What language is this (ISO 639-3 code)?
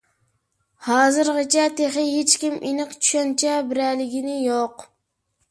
uig